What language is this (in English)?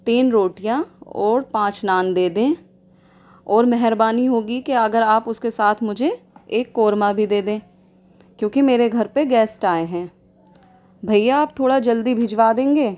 Urdu